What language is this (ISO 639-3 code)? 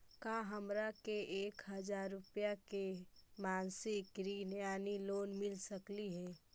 mag